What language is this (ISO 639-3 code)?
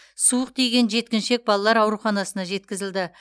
kaz